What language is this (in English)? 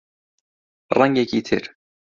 Central Kurdish